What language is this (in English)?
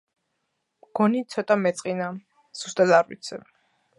Georgian